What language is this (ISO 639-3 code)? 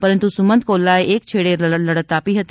guj